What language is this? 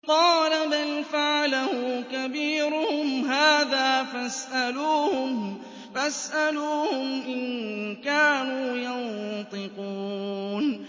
Arabic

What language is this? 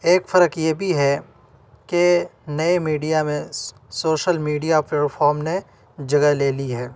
Urdu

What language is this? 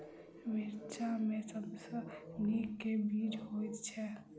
Maithili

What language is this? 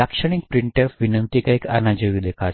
Gujarati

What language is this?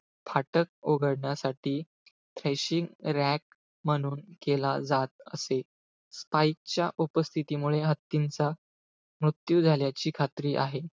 Marathi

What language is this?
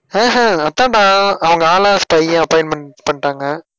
Tamil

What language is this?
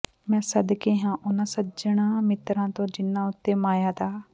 Punjabi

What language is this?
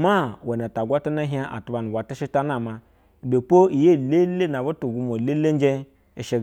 Basa (Nigeria)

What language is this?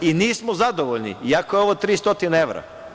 Serbian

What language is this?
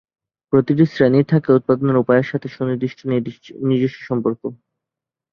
Bangla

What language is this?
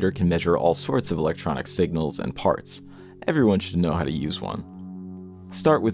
English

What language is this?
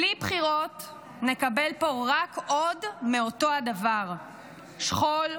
Hebrew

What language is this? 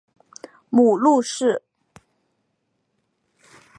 Chinese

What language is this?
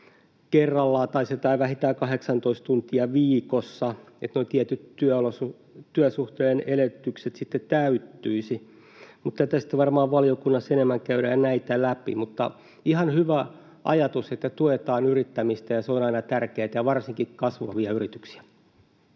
Finnish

